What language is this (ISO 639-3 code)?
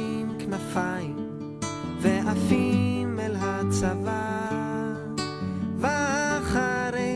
heb